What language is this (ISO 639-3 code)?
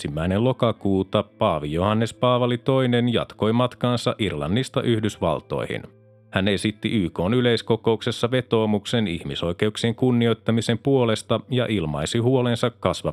fin